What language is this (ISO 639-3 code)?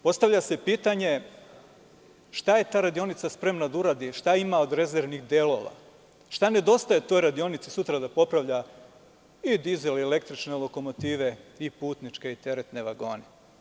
srp